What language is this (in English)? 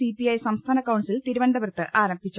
Malayalam